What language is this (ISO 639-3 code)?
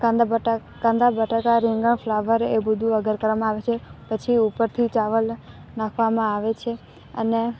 guj